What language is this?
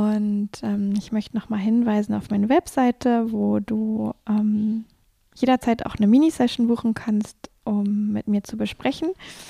German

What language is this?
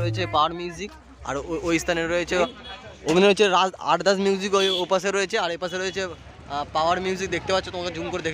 Bangla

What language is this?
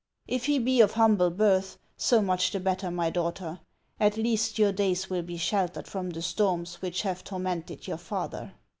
English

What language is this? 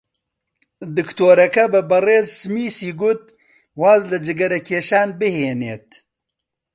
Central Kurdish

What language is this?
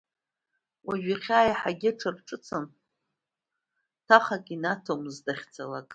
Abkhazian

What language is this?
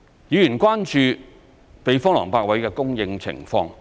Cantonese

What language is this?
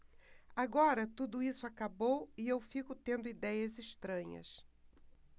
Portuguese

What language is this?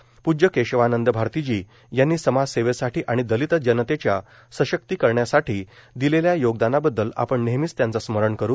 Marathi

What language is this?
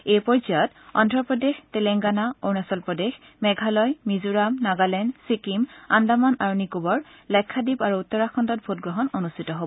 Assamese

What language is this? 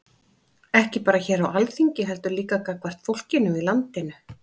Icelandic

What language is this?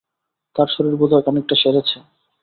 Bangla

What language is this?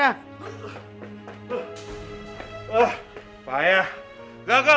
Indonesian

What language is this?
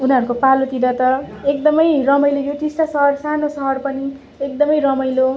Nepali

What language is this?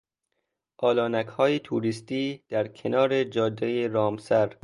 Persian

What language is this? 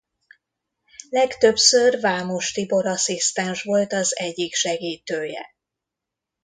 Hungarian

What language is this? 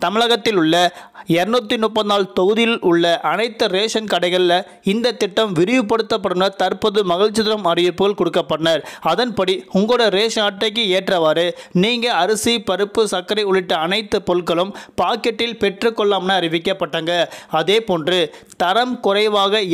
Tamil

